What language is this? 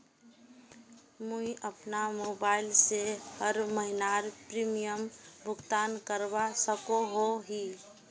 Magahi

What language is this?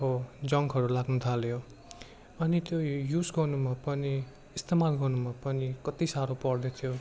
Nepali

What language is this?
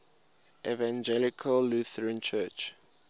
English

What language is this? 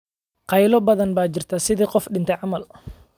Somali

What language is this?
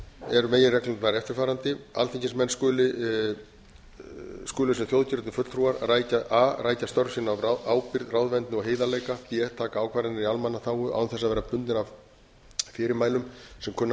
Icelandic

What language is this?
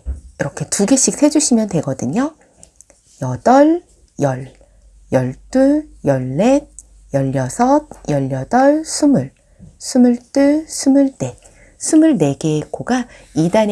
Korean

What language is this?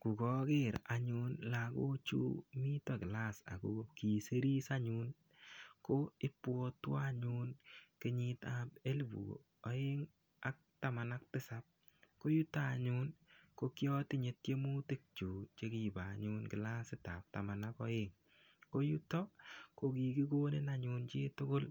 Kalenjin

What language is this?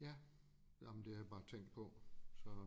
Danish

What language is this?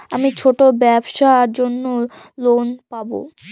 Bangla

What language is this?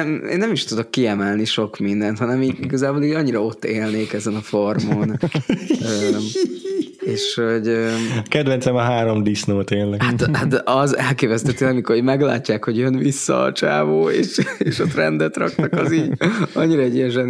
Hungarian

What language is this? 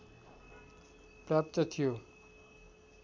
Nepali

